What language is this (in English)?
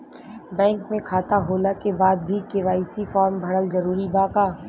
Bhojpuri